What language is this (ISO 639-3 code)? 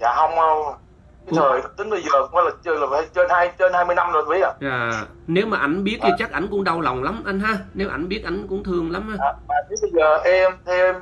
vie